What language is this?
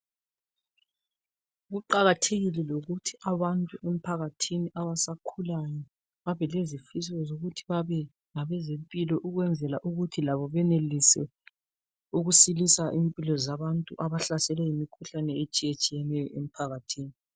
North Ndebele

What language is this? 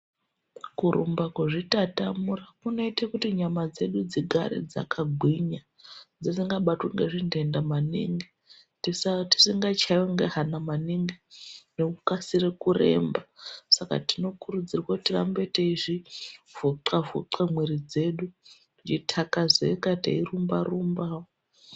Ndau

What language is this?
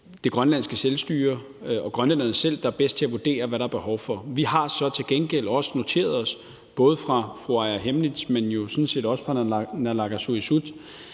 Danish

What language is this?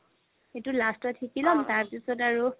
Assamese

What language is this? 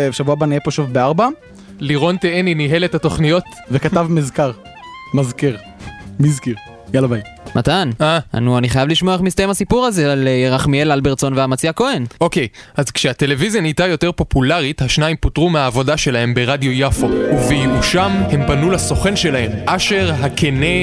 Hebrew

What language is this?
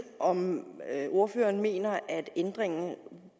Danish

